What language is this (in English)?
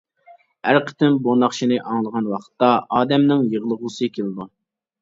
Uyghur